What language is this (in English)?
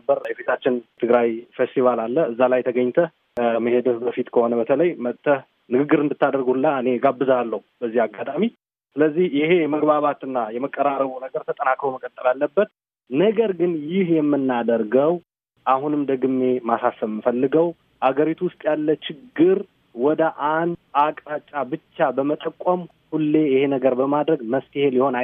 Amharic